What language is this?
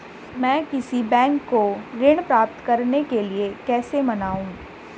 Hindi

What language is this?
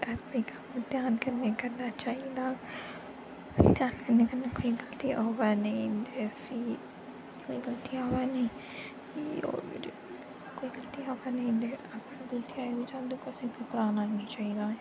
Dogri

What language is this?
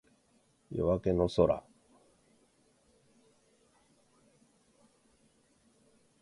Japanese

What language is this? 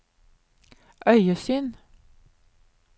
Norwegian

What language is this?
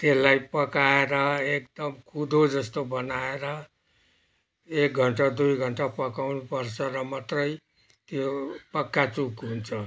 Nepali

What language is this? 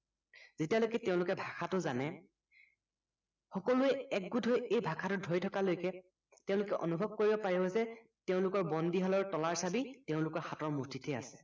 Assamese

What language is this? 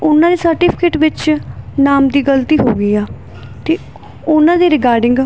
Punjabi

